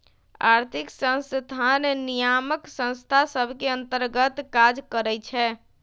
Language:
Magahi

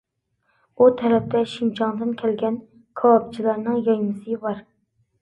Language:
Uyghur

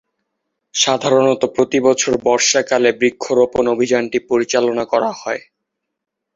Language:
Bangla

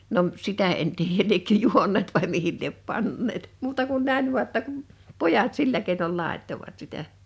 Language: Finnish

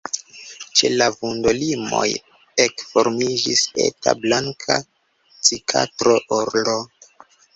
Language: Esperanto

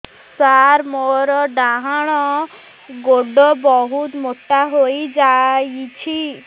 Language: Odia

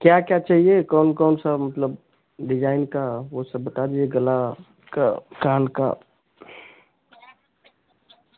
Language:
Hindi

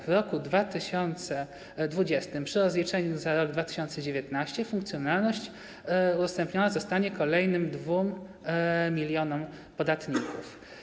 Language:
Polish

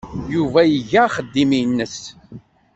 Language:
Kabyle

